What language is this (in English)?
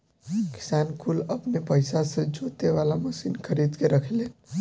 Bhojpuri